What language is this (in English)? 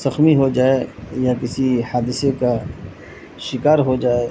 Urdu